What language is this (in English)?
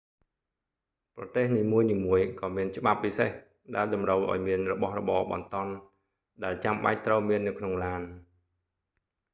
Khmer